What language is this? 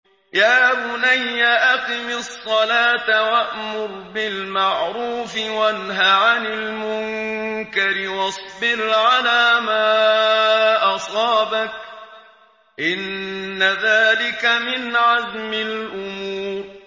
Arabic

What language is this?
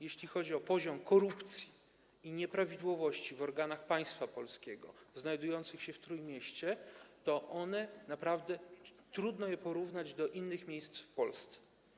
Polish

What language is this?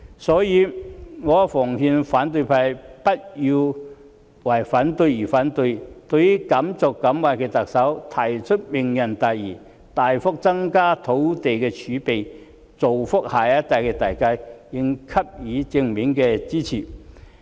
Cantonese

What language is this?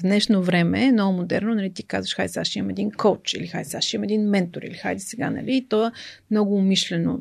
Bulgarian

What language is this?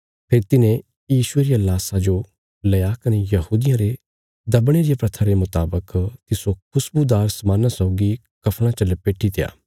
Bilaspuri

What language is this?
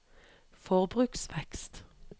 Norwegian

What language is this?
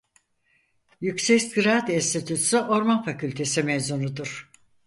Turkish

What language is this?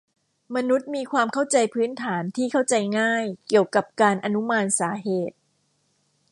Thai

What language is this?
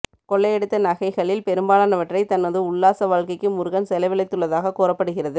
Tamil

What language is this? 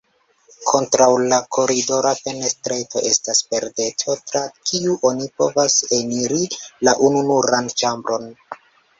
Esperanto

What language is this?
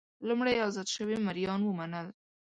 Pashto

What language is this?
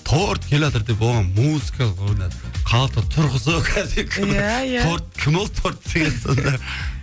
Kazakh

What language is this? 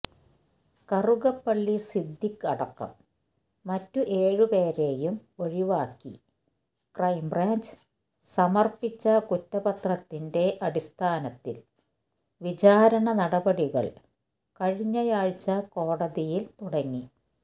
Malayalam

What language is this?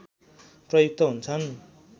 Nepali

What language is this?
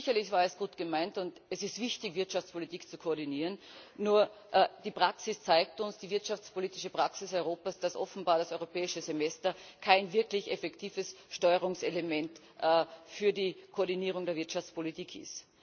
German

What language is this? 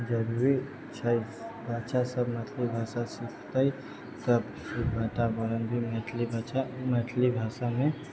Maithili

